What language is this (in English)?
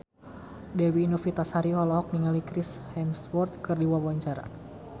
Sundanese